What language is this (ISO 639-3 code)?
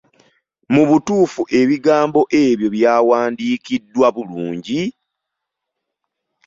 lug